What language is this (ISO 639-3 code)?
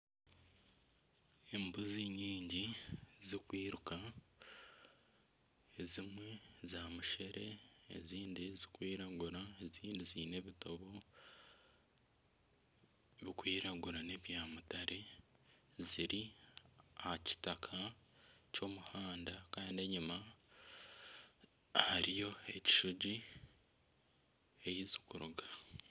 nyn